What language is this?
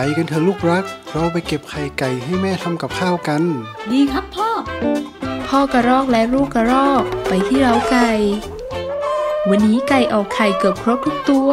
Thai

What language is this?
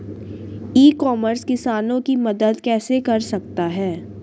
Hindi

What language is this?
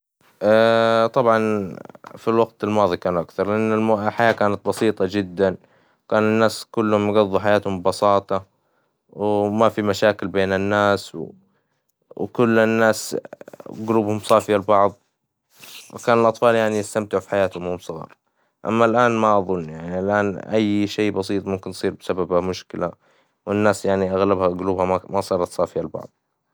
Hijazi Arabic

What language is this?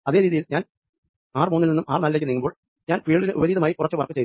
Malayalam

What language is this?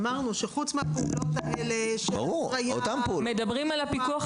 Hebrew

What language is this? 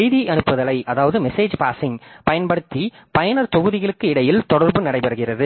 Tamil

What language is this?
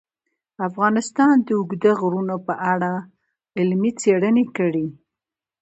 Pashto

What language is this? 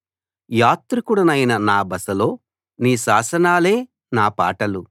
Telugu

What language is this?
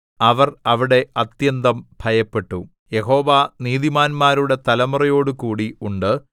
Malayalam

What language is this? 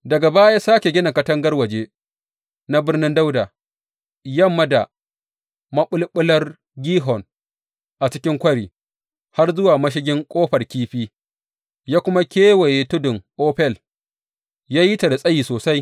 Hausa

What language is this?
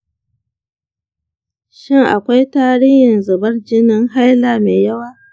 Hausa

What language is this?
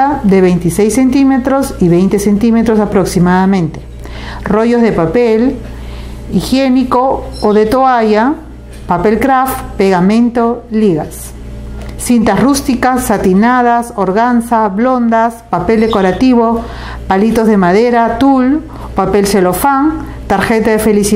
Spanish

